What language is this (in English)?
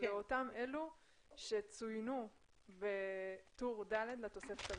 Hebrew